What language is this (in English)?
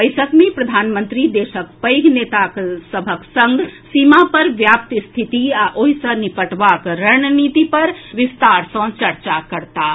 Maithili